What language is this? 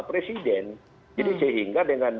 Indonesian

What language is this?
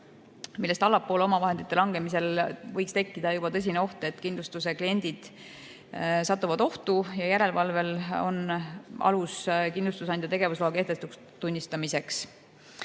Estonian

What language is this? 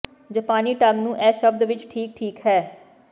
Punjabi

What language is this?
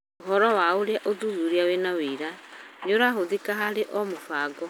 Kikuyu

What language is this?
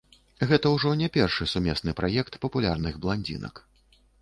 Belarusian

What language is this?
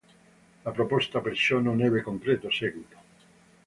Italian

